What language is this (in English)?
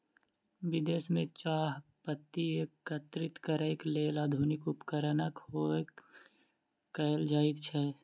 Maithili